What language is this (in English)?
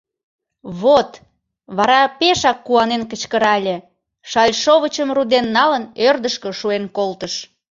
Mari